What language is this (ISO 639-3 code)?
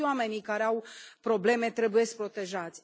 ron